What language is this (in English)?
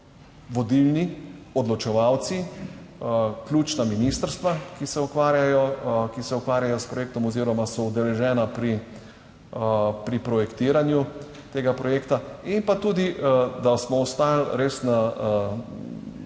Slovenian